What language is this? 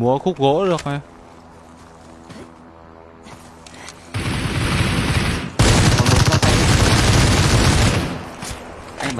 Vietnamese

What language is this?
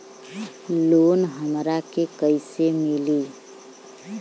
Bhojpuri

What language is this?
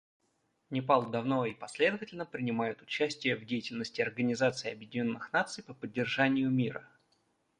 Russian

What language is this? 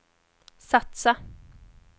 Swedish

